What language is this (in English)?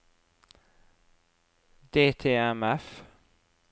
Norwegian